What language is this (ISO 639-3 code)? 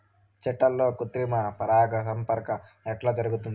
tel